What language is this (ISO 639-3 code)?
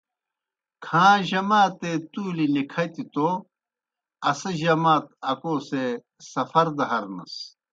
plk